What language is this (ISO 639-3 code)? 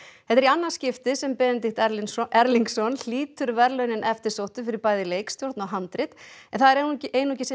isl